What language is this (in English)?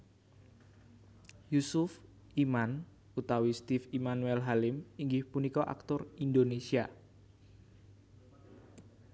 Javanese